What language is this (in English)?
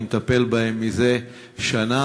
Hebrew